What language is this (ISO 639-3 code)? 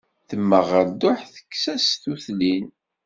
kab